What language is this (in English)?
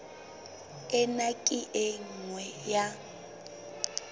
Southern Sotho